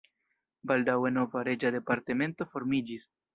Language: Esperanto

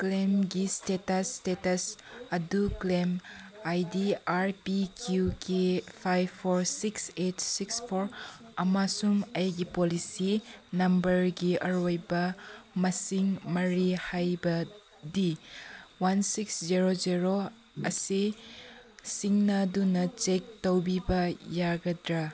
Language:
Manipuri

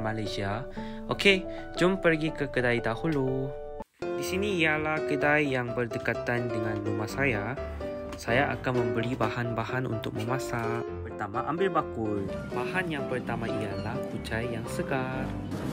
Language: Malay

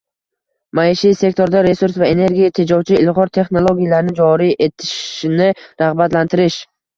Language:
Uzbek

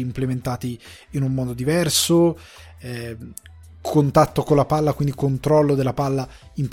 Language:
Italian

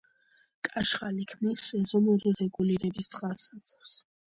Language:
Georgian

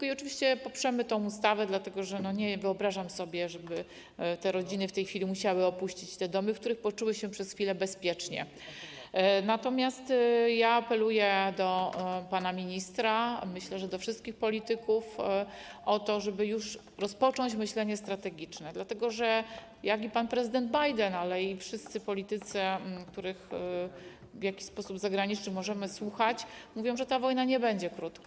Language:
Polish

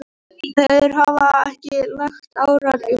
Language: Icelandic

